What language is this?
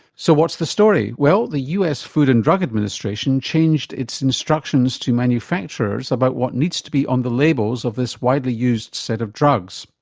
English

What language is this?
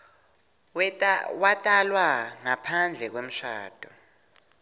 Swati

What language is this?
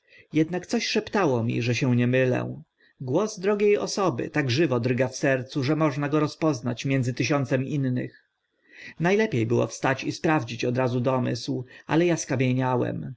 Polish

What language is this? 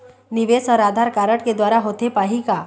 Chhattisgarhi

